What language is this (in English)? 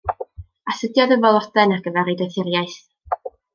Welsh